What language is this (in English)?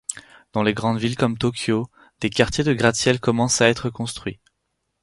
French